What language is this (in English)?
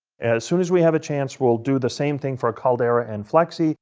English